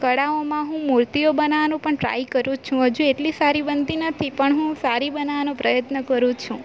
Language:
Gujarati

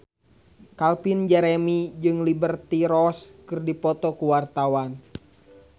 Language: Sundanese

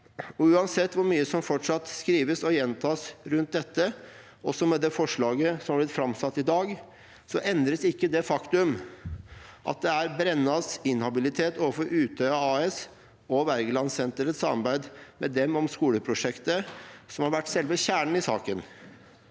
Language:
Norwegian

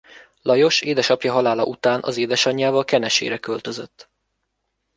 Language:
Hungarian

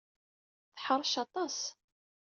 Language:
Kabyle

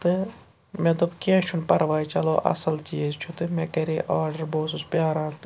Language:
Kashmiri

